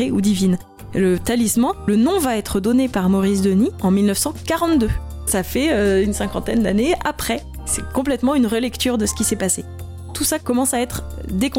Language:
French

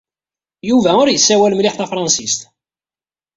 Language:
Kabyle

